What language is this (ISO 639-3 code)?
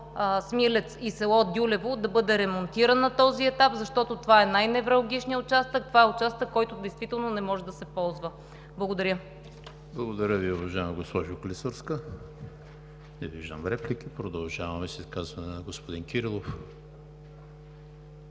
bul